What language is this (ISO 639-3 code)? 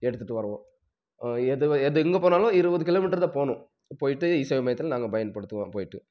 tam